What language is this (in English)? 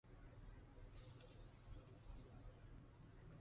Chinese